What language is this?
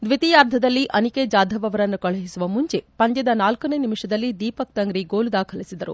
Kannada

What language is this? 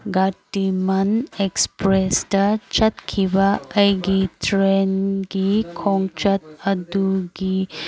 Manipuri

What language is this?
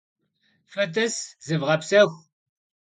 Kabardian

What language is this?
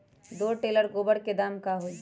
Magahi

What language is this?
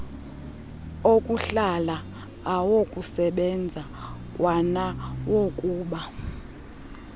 Xhosa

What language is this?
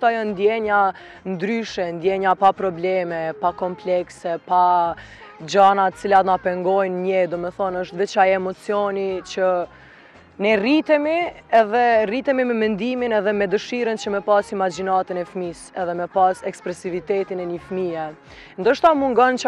Romanian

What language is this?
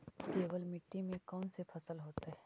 Magahi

